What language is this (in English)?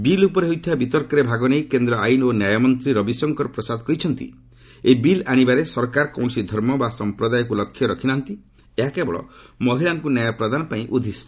Odia